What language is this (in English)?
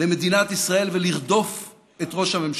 Hebrew